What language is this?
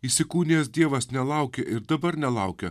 Lithuanian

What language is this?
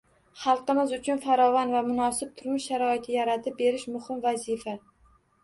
Uzbek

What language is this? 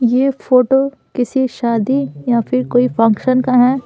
Hindi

